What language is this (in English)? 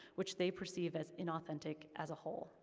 English